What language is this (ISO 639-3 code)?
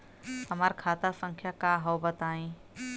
bho